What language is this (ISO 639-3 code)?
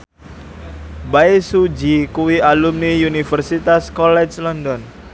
jav